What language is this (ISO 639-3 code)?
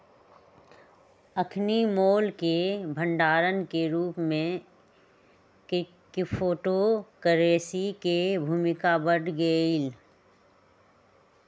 mag